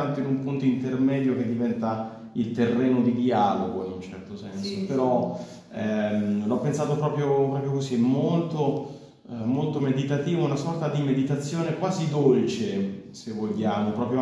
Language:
Italian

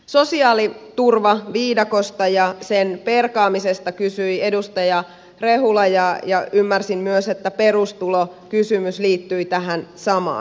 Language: Finnish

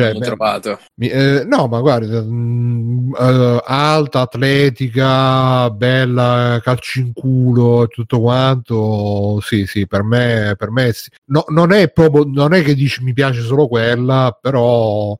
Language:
Italian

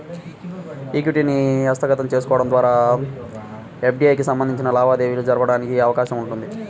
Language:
Telugu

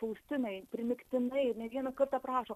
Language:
Lithuanian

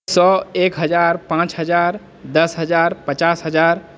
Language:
Maithili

